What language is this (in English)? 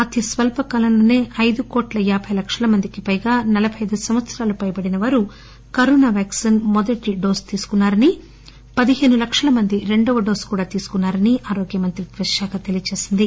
Telugu